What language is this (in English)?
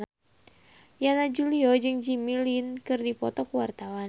Sundanese